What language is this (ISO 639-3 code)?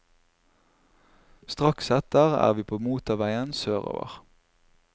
nor